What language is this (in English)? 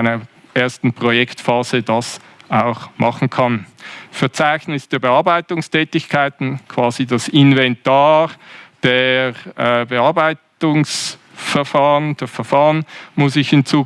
German